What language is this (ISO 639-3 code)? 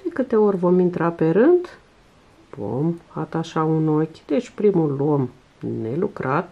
ron